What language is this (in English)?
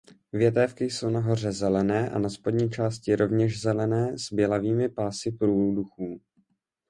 Czech